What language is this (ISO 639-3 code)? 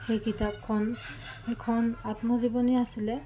asm